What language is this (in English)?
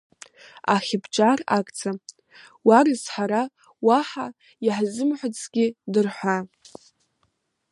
Abkhazian